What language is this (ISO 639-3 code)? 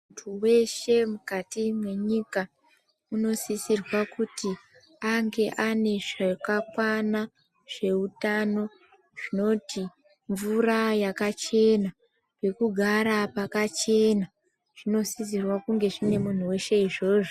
ndc